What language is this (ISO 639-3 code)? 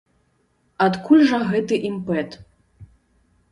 bel